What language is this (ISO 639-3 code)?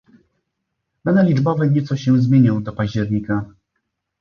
pol